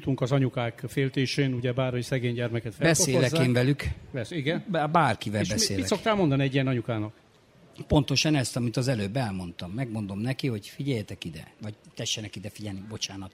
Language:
Hungarian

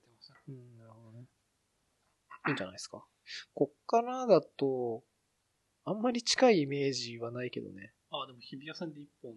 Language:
Japanese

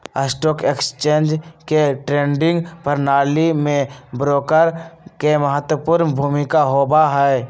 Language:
Magahi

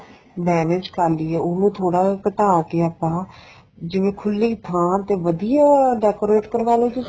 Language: Punjabi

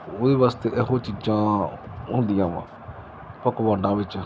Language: Punjabi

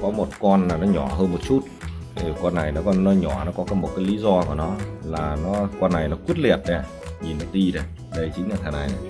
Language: Vietnamese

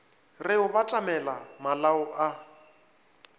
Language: Northern Sotho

